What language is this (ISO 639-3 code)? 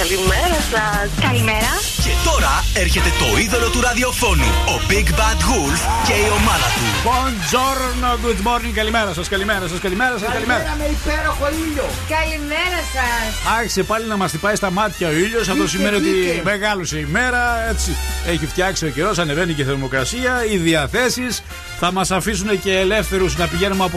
ell